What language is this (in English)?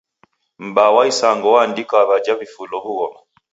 Taita